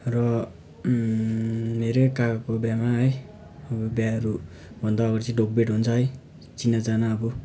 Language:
Nepali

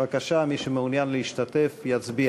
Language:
Hebrew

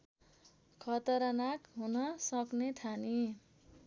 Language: Nepali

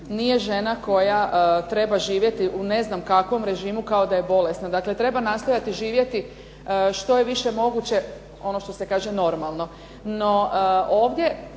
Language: Croatian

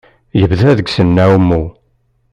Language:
Kabyle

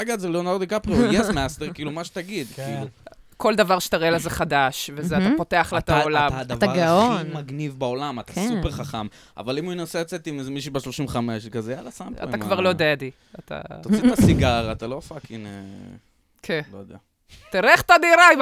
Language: Hebrew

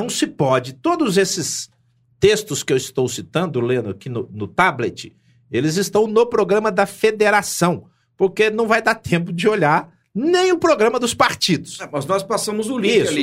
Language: Portuguese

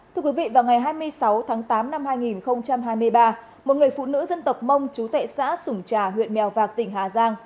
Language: Vietnamese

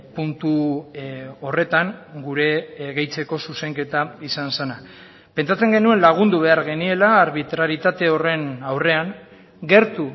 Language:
Basque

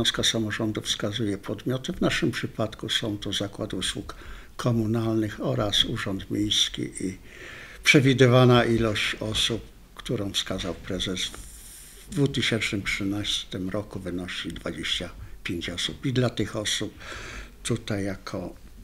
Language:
Polish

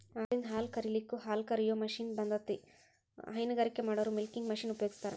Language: Kannada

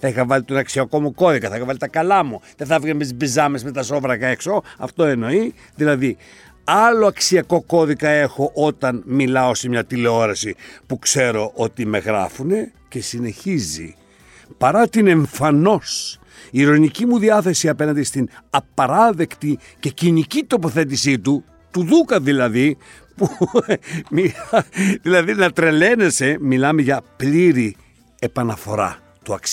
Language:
Greek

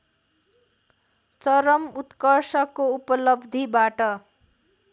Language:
Nepali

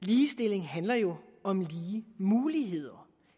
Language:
Danish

